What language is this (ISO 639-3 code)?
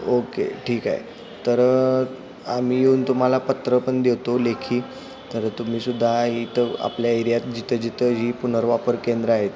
mar